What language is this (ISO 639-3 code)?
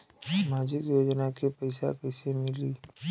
bho